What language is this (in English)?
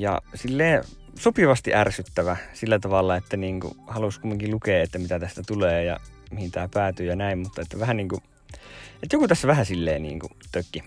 Finnish